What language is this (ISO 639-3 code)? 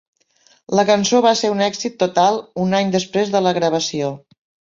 cat